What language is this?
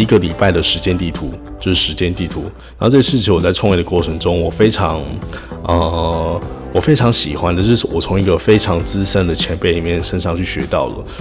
Chinese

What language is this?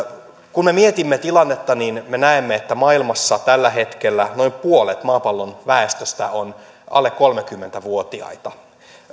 Finnish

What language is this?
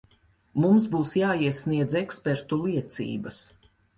Latvian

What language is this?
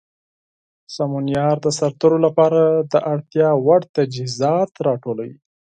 Pashto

